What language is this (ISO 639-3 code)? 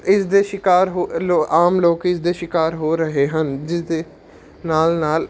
pan